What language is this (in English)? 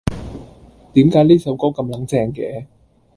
Cantonese